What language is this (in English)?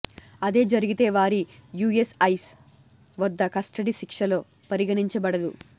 Telugu